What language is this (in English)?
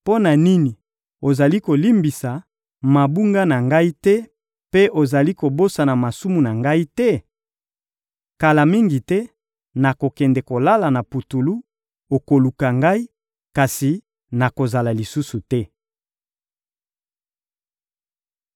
Lingala